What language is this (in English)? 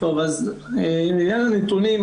Hebrew